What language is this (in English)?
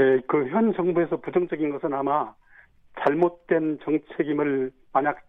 Korean